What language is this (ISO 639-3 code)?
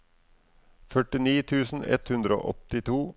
nor